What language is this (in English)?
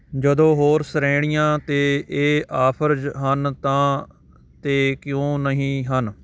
Punjabi